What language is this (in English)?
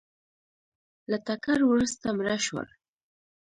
Pashto